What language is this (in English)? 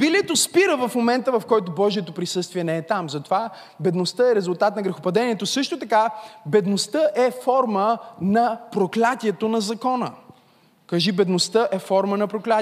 Bulgarian